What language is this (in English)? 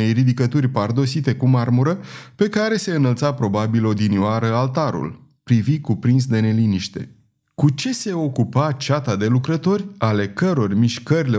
Romanian